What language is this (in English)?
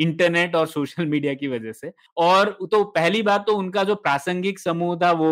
Hindi